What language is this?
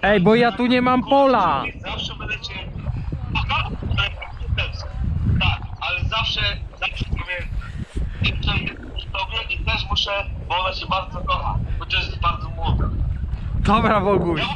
Polish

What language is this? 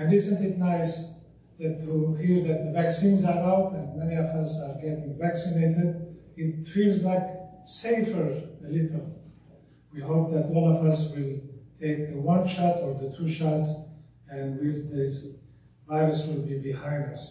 English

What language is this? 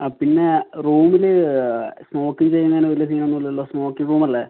Malayalam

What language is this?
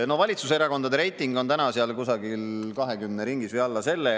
Estonian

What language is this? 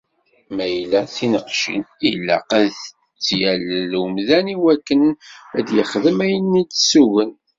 Kabyle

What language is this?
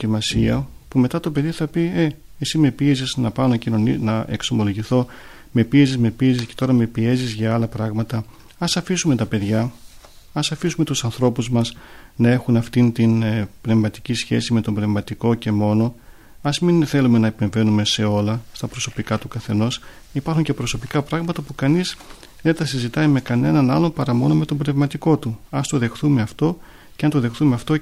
Greek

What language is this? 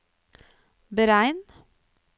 Norwegian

